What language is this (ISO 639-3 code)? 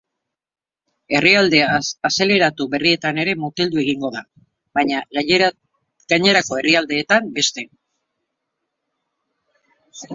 eus